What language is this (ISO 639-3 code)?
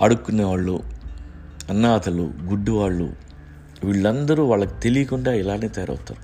tel